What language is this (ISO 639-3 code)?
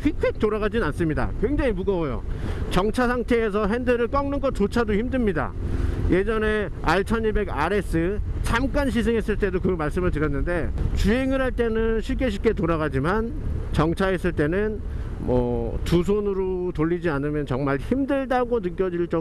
kor